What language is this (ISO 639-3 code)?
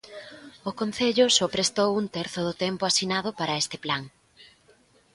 glg